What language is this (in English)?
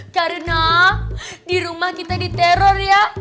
Indonesian